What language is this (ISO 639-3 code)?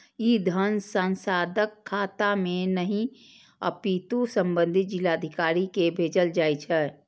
mai